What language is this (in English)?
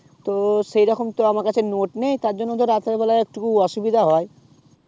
Bangla